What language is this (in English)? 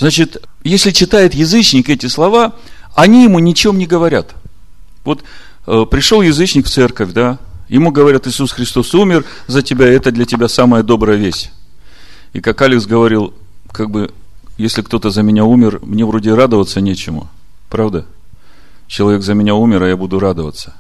Russian